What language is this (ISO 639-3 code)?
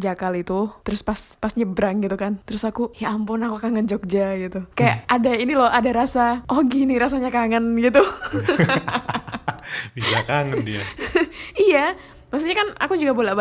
ind